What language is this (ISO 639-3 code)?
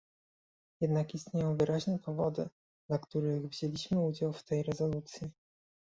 pol